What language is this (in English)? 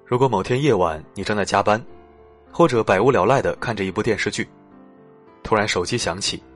Chinese